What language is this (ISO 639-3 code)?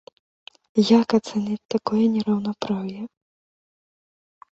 bel